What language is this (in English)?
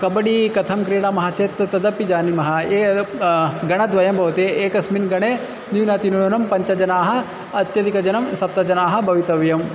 Sanskrit